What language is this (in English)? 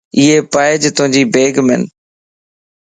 Lasi